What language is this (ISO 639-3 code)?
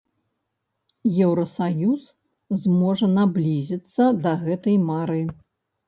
bel